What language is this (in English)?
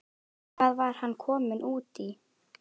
Icelandic